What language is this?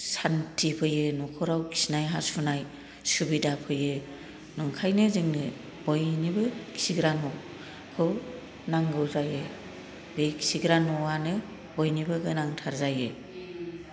Bodo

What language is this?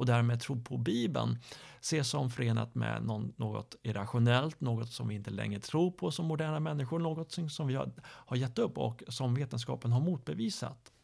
Swedish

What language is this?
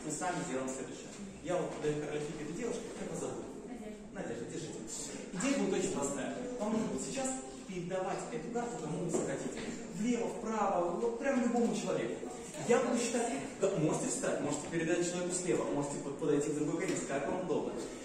Russian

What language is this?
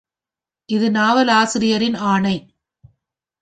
Tamil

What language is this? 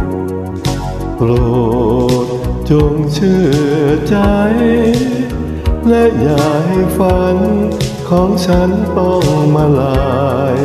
Thai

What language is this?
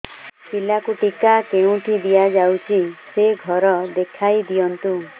Odia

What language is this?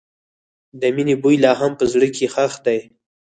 Pashto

